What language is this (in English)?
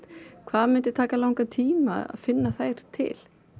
Icelandic